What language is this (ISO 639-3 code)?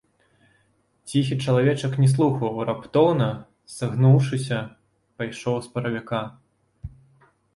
bel